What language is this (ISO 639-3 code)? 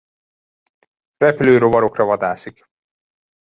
hun